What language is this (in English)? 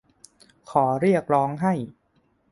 Thai